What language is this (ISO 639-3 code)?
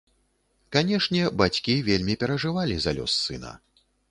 bel